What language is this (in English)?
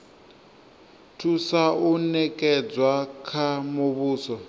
Venda